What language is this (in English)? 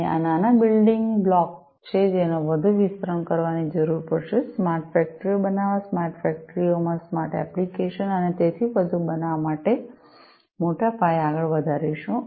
Gujarati